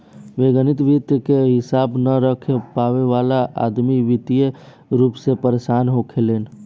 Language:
Bhojpuri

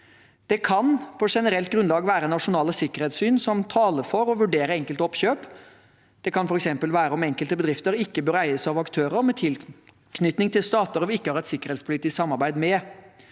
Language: Norwegian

